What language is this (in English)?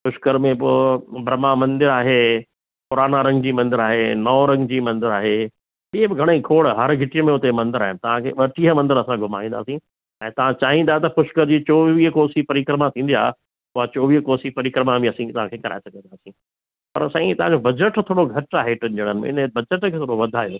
Sindhi